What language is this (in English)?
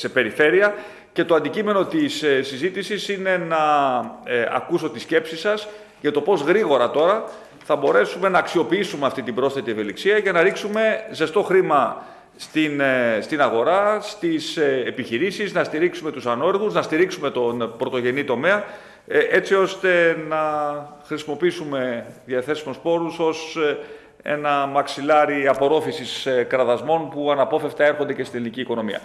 Greek